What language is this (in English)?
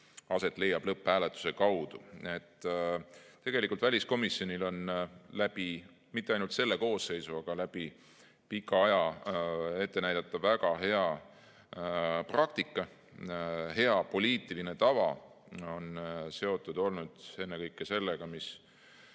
Estonian